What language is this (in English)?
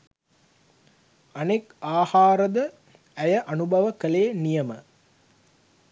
Sinhala